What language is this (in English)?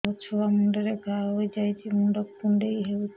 Odia